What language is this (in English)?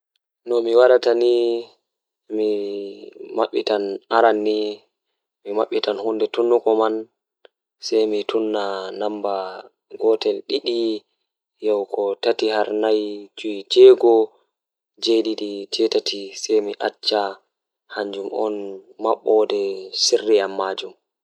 Fula